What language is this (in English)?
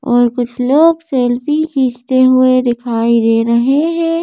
Hindi